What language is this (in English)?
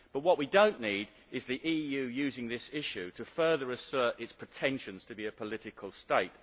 English